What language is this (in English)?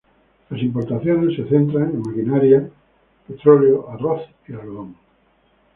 Spanish